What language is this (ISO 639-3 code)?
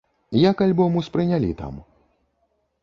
bel